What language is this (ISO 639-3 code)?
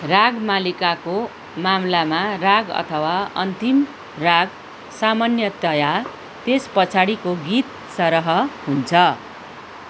nep